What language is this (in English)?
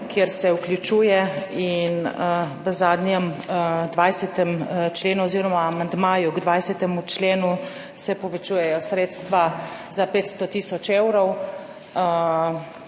Slovenian